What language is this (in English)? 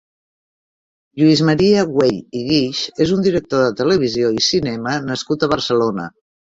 Catalan